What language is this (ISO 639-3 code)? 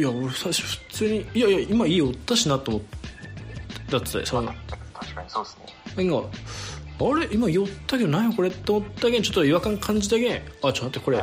jpn